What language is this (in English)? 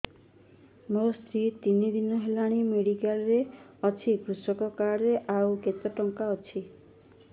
Odia